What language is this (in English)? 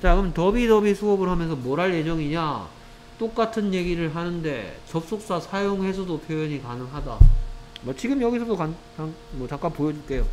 Korean